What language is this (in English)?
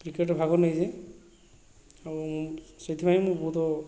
Odia